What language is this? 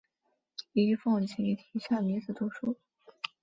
Chinese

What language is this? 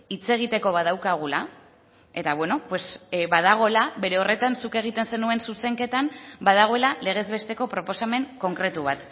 Basque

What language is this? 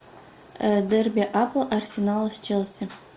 Russian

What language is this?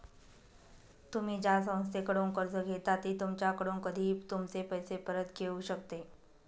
Marathi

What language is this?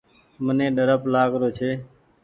Goaria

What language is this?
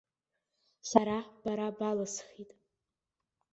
Abkhazian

